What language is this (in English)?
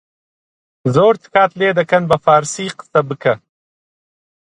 Central Kurdish